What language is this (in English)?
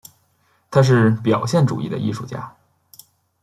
Chinese